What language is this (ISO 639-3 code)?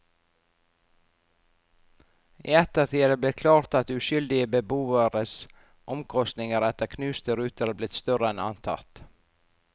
nor